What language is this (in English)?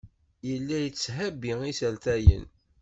Kabyle